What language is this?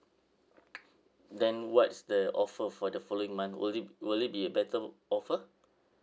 English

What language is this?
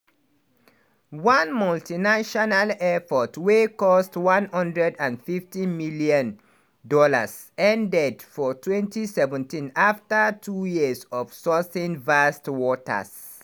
Nigerian Pidgin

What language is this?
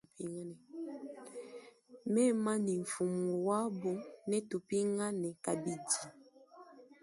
Luba-Lulua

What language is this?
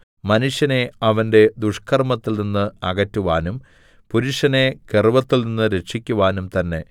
Malayalam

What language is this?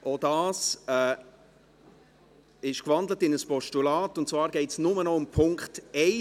Swiss German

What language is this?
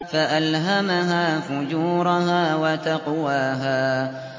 Arabic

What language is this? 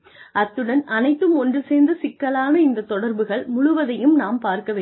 Tamil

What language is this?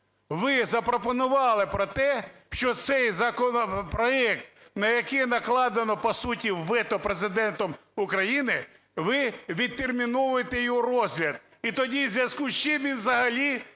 Ukrainian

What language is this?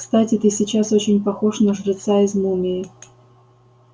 Russian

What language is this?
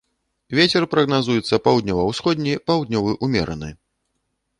Belarusian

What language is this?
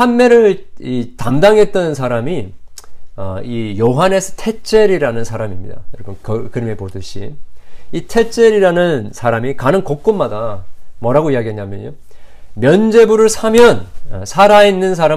Korean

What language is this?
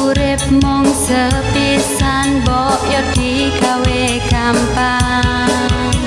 Indonesian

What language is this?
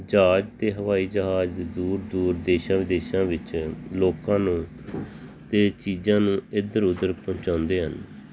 Punjabi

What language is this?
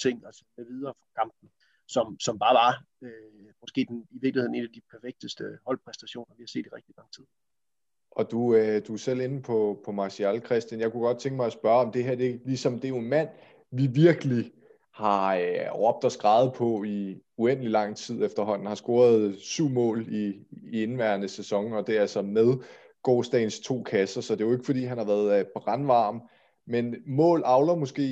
Danish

